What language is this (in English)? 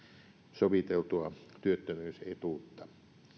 Finnish